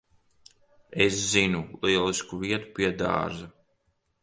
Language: Latvian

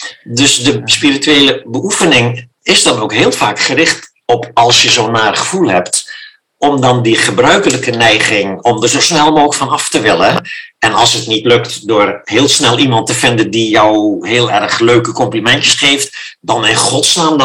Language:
Dutch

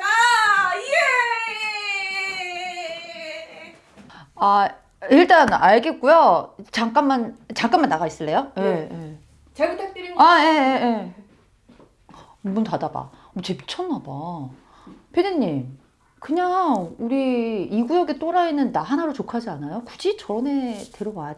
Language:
Korean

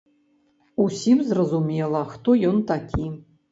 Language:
Belarusian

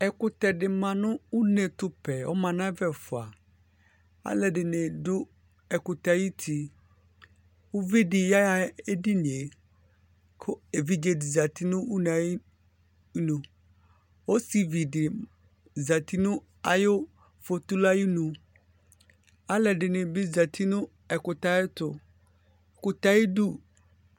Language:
Ikposo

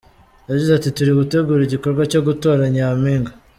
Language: Kinyarwanda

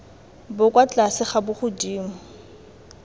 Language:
Tswana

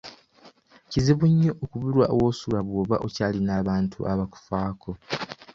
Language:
Ganda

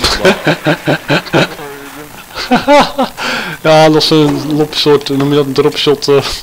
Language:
Dutch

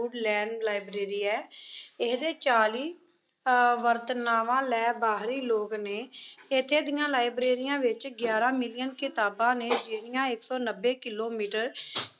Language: Punjabi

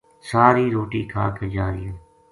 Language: Gujari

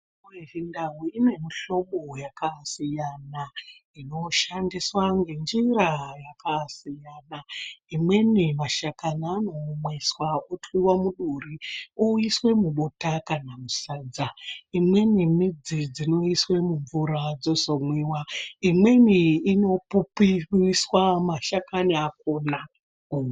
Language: Ndau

